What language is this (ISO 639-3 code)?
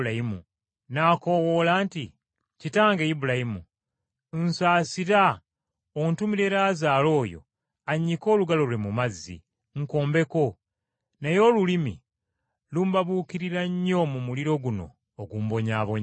lug